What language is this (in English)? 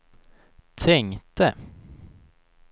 Swedish